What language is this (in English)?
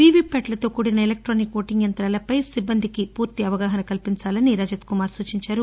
Telugu